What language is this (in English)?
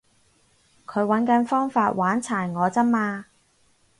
Cantonese